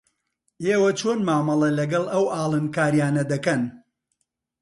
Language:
Central Kurdish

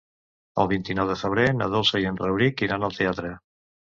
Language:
Catalan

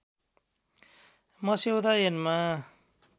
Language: Nepali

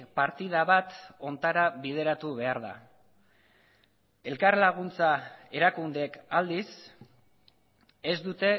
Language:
Basque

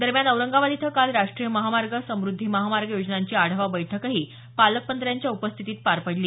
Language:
Marathi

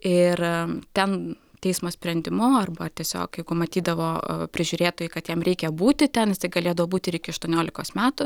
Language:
Lithuanian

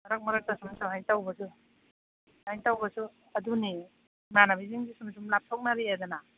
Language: Manipuri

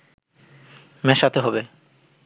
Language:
Bangla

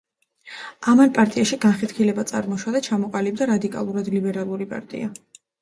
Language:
Georgian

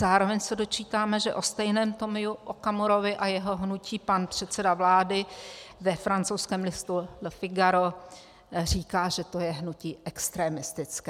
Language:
Czech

